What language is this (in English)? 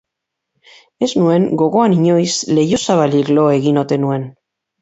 Basque